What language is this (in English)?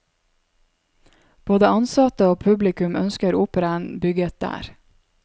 Norwegian